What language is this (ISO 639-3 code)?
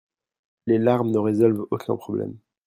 fra